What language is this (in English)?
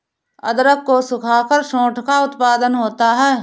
Hindi